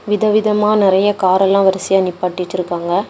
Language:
Tamil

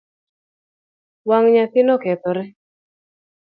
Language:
Luo (Kenya and Tanzania)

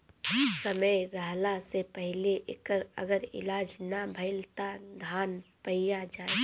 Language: Bhojpuri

